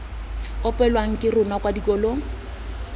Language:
Tswana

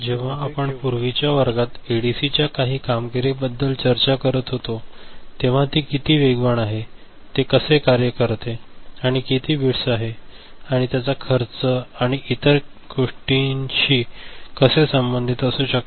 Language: Marathi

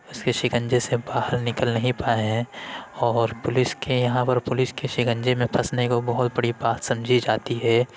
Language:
Urdu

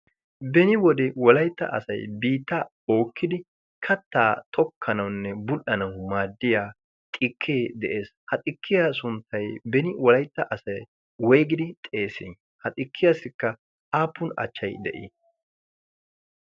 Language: Wolaytta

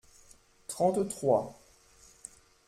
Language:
French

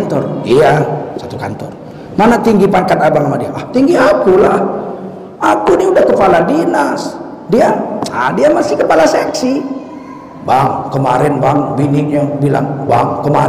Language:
Indonesian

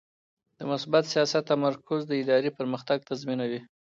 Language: Pashto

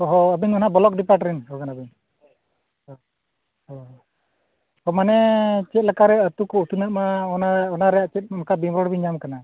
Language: Santali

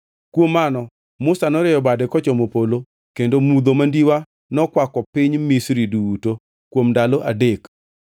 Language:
Luo (Kenya and Tanzania)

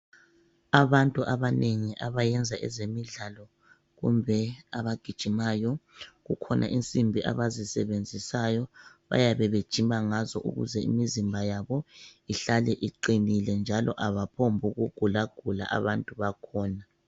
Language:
North Ndebele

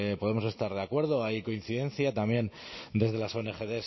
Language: Spanish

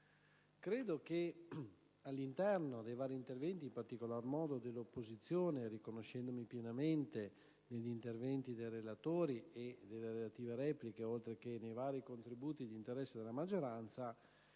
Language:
Italian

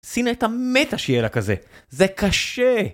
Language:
Hebrew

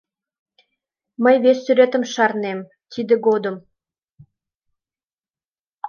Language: Mari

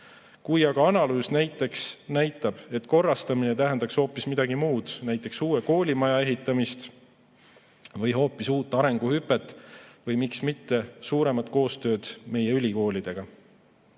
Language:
Estonian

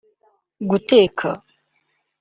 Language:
Kinyarwanda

